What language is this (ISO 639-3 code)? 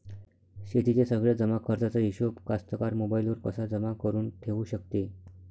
mar